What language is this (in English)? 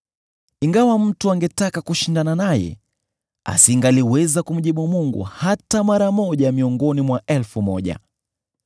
Swahili